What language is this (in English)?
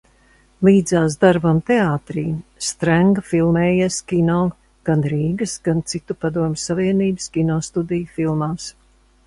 Latvian